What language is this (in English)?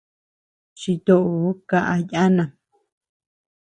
Tepeuxila Cuicatec